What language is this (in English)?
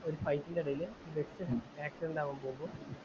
Malayalam